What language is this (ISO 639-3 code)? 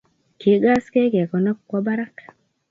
kln